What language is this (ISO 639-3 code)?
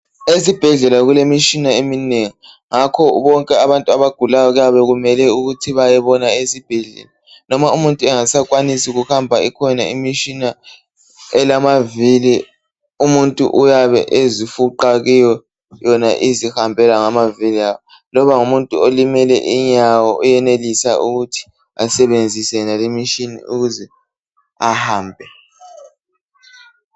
nde